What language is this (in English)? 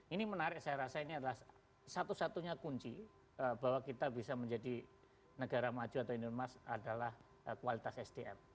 Indonesian